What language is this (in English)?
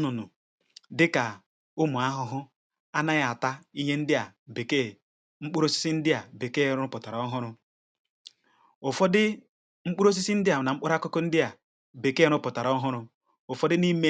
Igbo